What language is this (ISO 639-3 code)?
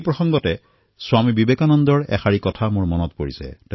asm